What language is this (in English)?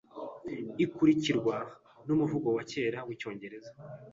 Kinyarwanda